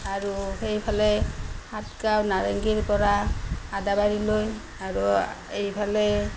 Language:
Assamese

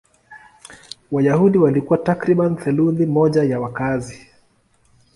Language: Swahili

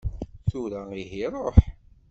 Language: Kabyle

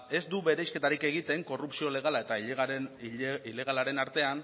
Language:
Basque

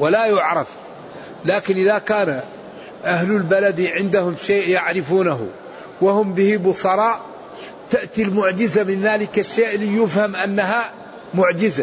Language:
Arabic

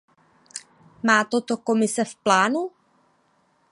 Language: Czech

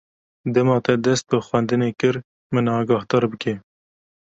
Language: Kurdish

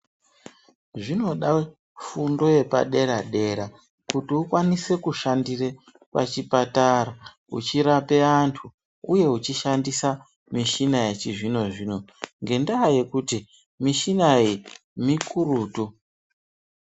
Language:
Ndau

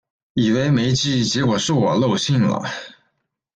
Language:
Chinese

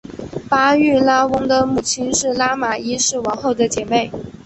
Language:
Chinese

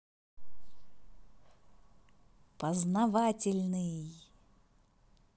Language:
Russian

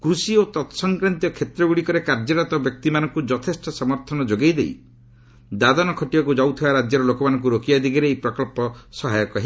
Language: Odia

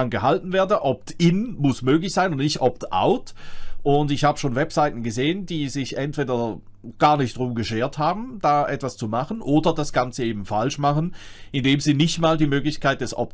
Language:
German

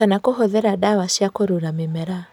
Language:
Kikuyu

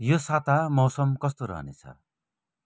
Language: Nepali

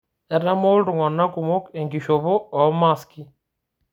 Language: Masai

